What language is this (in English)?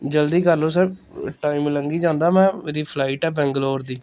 Punjabi